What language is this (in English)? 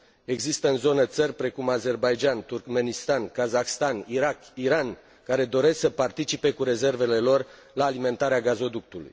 Romanian